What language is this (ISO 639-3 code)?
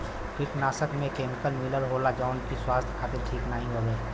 bho